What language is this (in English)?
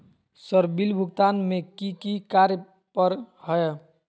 Magahi